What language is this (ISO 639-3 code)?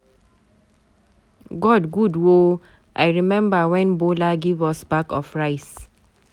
pcm